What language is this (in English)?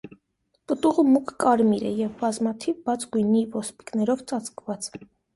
Armenian